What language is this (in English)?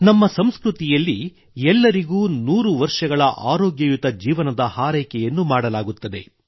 Kannada